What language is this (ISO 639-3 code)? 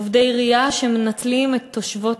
heb